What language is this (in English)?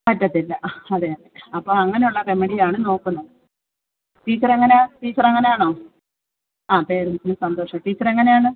Malayalam